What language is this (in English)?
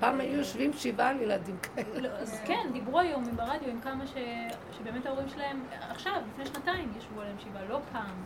Hebrew